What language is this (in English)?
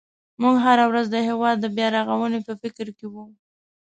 Pashto